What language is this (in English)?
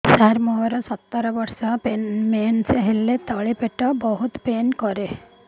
Odia